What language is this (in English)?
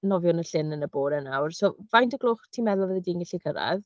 Welsh